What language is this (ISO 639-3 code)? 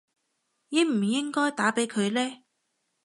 yue